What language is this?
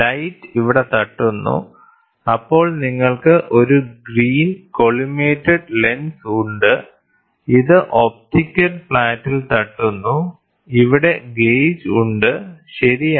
Malayalam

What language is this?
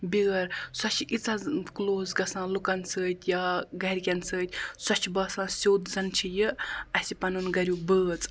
Kashmiri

